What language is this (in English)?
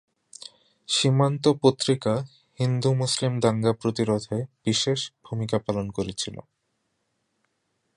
Bangla